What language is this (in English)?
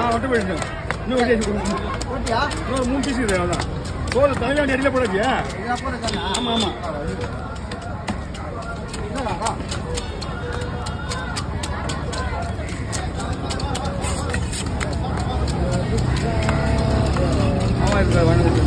Tamil